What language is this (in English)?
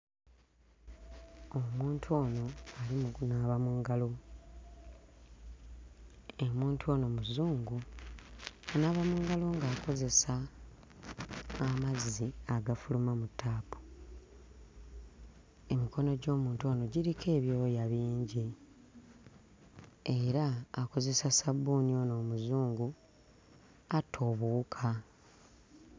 Ganda